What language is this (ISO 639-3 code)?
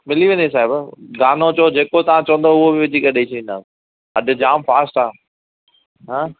snd